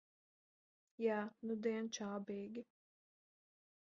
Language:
Latvian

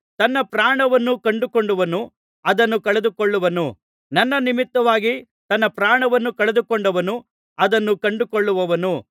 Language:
Kannada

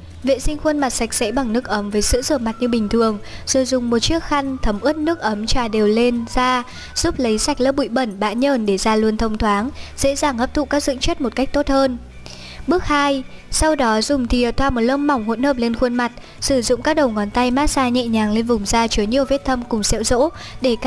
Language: Vietnamese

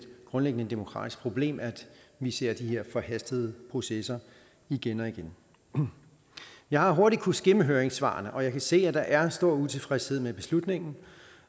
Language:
Danish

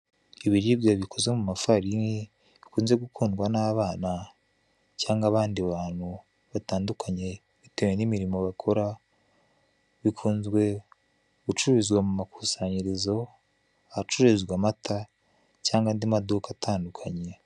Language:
Kinyarwanda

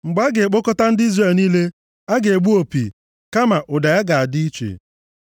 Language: Igbo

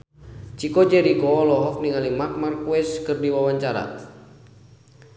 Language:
Sundanese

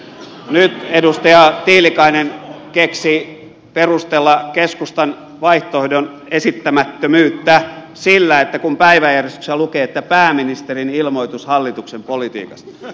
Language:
Finnish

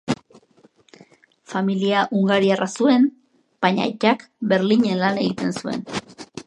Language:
Basque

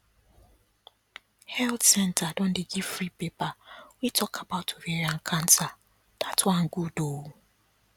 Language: Nigerian Pidgin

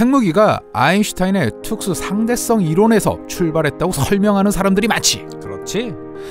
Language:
Korean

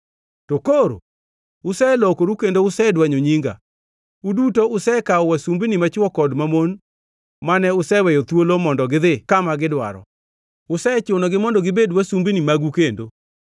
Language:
Luo (Kenya and Tanzania)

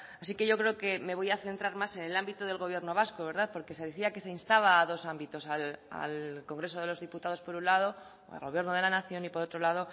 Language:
Spanish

